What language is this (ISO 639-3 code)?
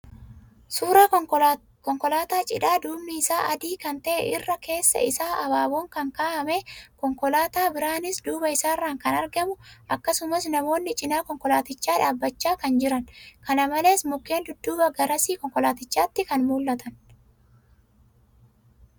orm